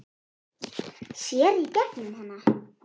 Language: Icelandic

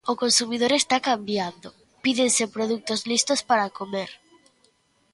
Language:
Galician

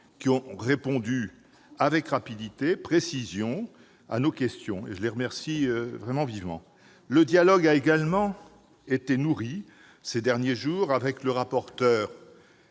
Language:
French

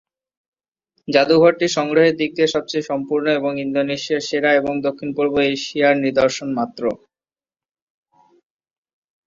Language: Bangla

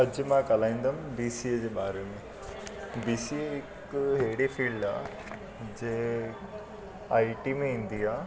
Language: Sindhi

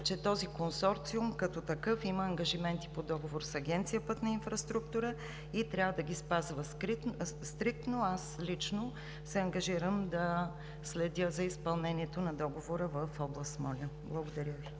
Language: Bulgarian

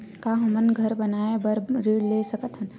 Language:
Chhattisgarhi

